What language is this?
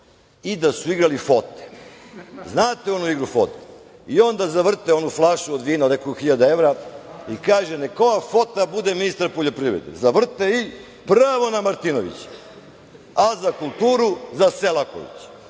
Serbian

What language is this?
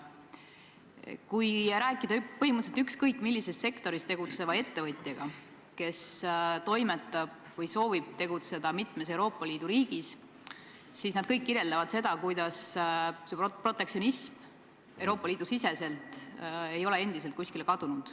Estonian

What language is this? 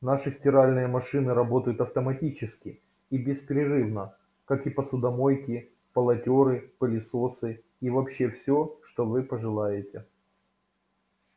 Russian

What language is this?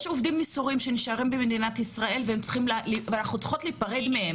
Hebrew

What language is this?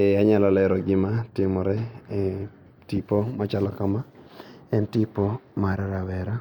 Luo (Kenya and Tanzania)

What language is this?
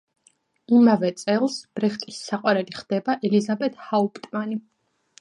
Georgian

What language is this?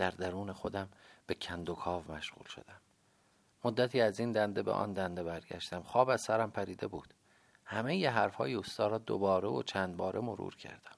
Persian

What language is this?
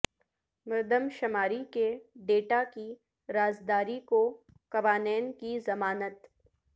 Urdu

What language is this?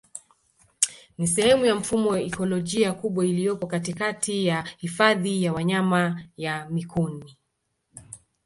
Swahili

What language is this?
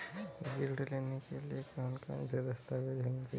Hindi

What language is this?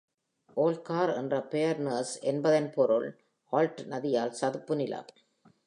Tamil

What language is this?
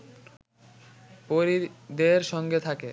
Bangla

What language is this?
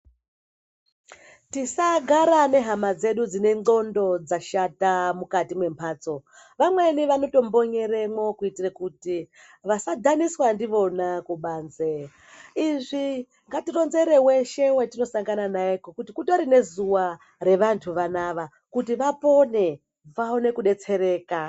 Ndau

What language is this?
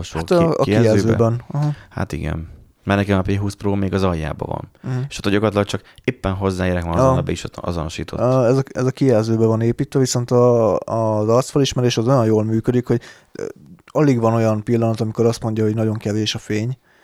Hungarian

